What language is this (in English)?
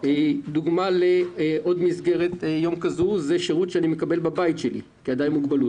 Hebrew